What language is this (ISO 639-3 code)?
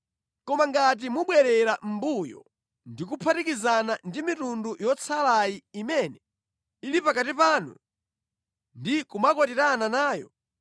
nya